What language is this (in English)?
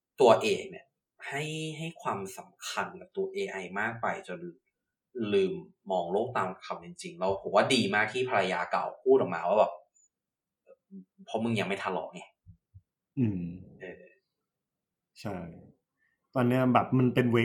Thai